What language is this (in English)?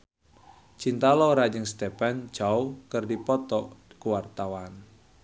Sundanese